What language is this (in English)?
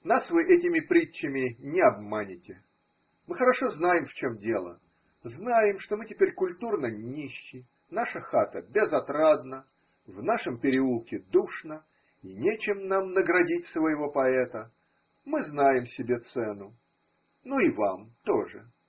Russian